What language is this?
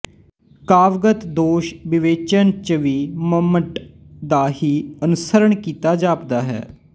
Punjabi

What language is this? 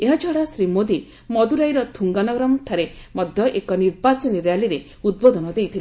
Odia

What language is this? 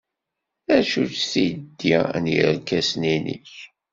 Kabyle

